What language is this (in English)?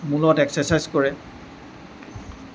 Assamese